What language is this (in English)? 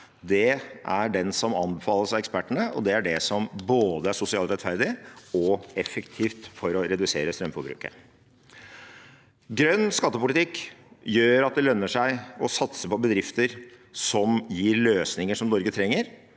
Norwegian